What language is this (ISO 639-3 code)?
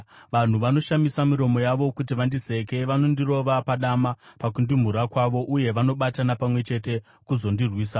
sna